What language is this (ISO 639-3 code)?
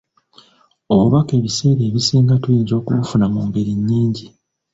lug